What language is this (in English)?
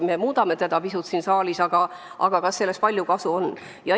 Estonian